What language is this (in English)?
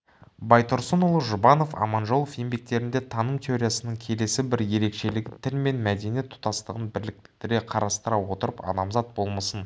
Kazakh